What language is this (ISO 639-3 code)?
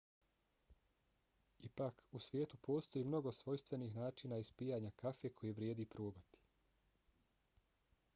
bos